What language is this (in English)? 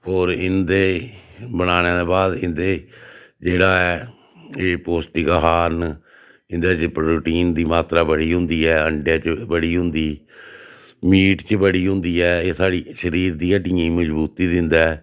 Dogri